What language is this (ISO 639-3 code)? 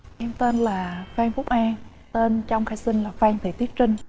vie